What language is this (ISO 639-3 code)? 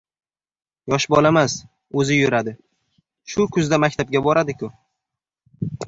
uzb